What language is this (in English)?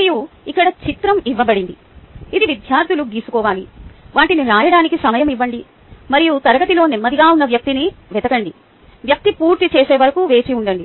Telugu